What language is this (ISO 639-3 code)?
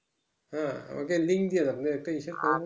ben